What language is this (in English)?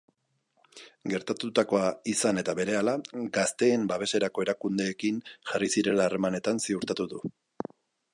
Basque